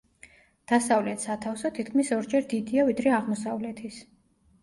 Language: Georgian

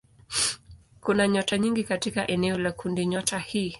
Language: Swahili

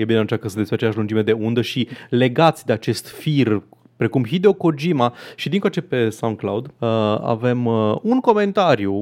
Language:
Romanian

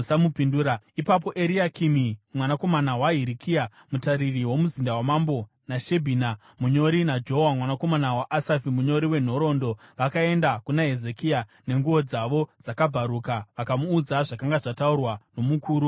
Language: Shona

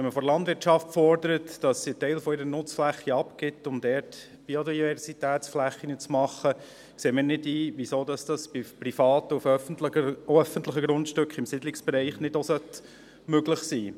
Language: Swiss German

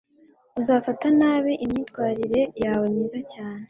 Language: Kinyarwanda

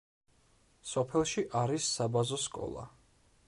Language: Georgian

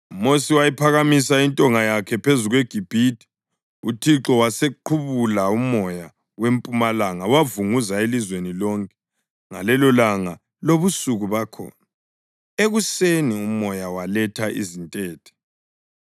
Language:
North Ndebele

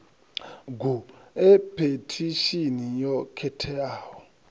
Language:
Venda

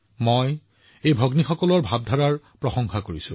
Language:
Assamese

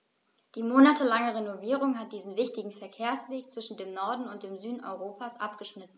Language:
German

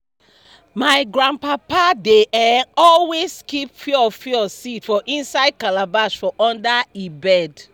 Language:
Nigerian Pidgin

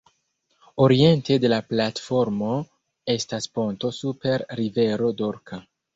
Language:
Esperanto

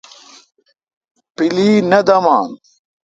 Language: Kalkoti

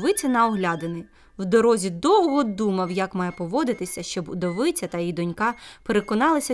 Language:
Ukrainian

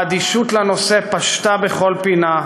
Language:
Hebrew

